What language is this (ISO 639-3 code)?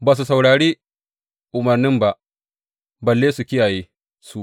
hau